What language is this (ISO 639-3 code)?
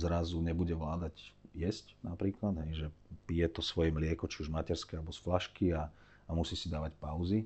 slk